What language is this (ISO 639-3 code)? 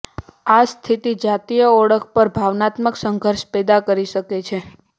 guj